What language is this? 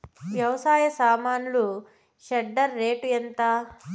Telugu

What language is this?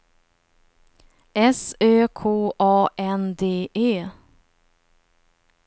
Swedish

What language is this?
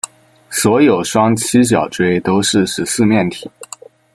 Chinese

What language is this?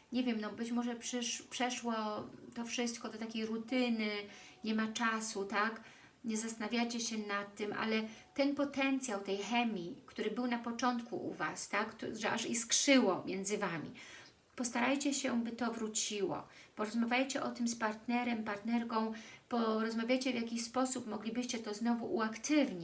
Polish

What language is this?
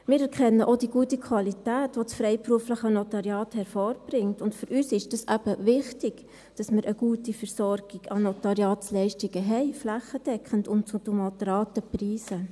Swiss German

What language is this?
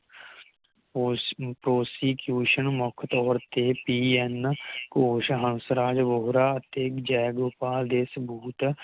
Punjabi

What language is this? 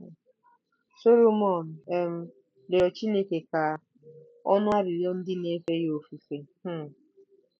Igbo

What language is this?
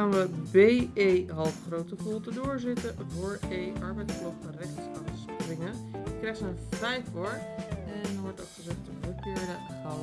Dutch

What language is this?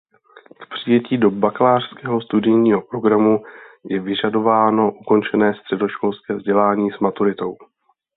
Czech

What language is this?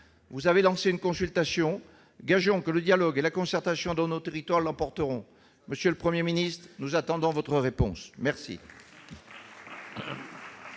French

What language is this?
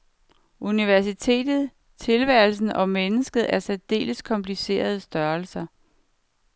Danish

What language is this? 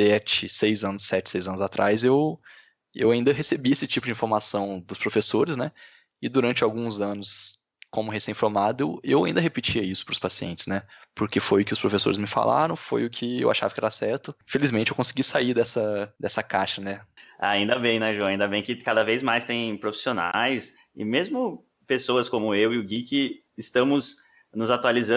Portuguese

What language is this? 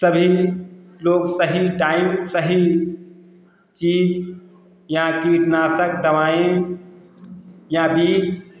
Hindi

